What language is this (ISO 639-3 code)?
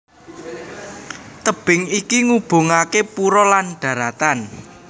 jav